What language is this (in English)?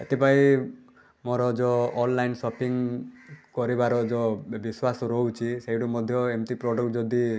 Odia